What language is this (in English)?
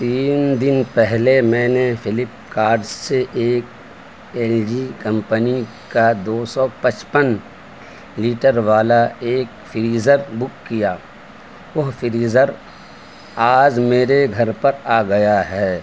Urdu